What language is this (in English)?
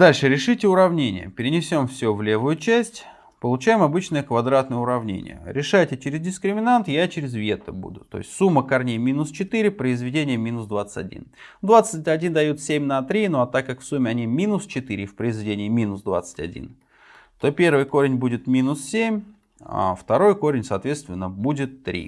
Russian